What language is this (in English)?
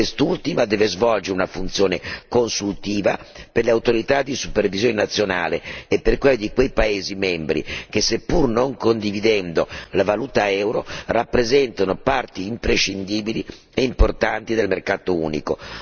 Italian